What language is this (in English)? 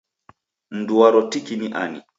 Taita